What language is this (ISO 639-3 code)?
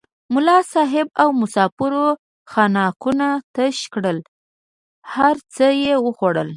pus